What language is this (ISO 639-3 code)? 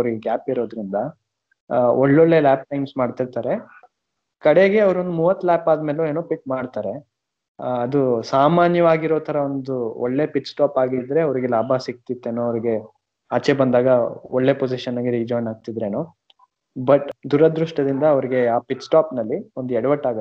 kan